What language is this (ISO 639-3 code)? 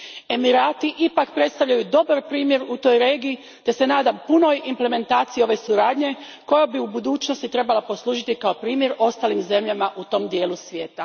hrv